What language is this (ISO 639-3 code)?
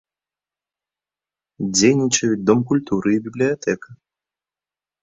bel